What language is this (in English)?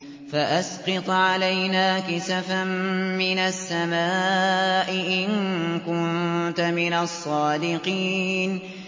Arabic